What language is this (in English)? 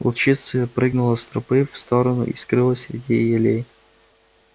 Russian